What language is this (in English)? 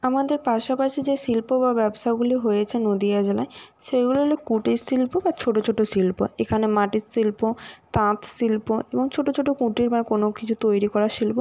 Bangla